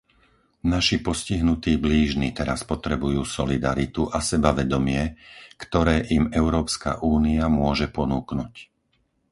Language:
Slovak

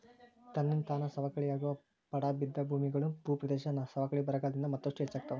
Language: Kannada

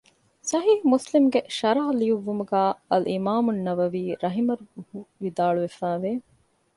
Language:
Divehi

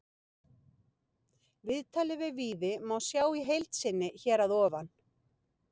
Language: Icelandic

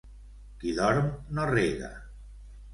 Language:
Catalan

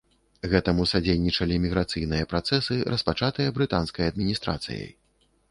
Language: Belarusian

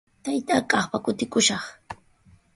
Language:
Sihuas Ancash Quechua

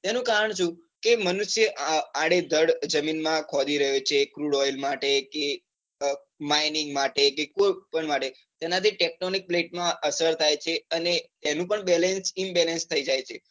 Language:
Gujarati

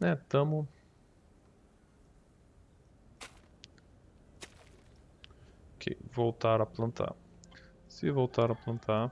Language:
Portuguese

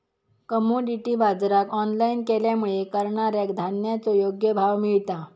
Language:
Marathi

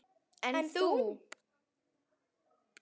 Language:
Icelandic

